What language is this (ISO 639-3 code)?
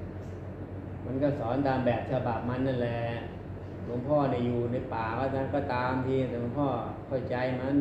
tha